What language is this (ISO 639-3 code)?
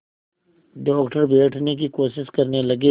hin